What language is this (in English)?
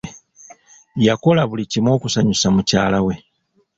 Ganda